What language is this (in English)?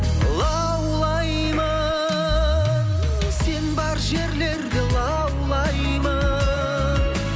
Kazakh